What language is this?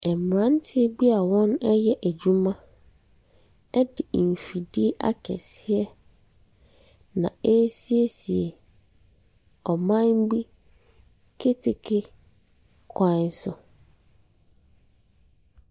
Akan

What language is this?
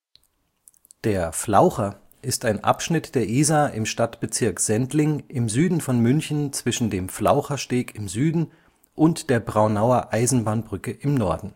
German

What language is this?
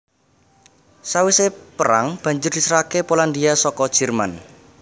Javanese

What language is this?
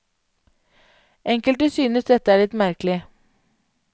Norwegian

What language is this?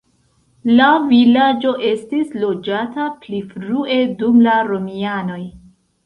Esperanto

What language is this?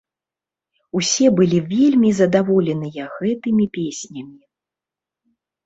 Belarusian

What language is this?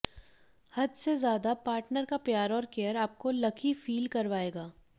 Hindi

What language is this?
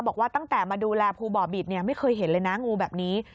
Thai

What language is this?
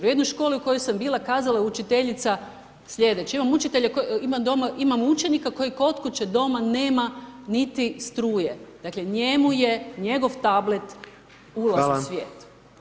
Croatian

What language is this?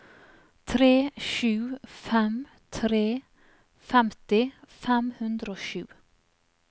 Norwegian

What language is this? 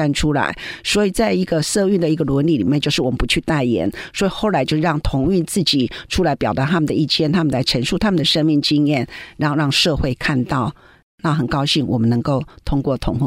Chinese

